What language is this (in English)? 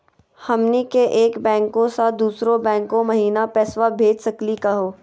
Magahi